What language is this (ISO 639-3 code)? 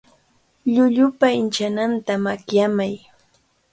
qvl